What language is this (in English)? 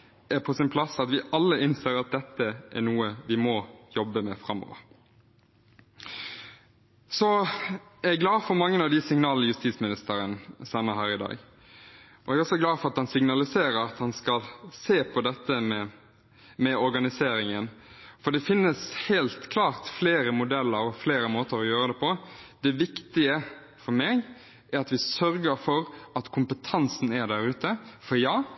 Norwegian Bokmål